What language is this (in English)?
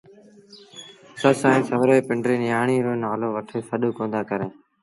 Sindhi Bhil